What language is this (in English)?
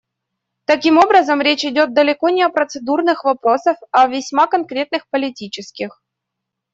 Russian